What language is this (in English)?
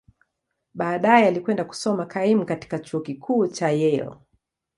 Swahili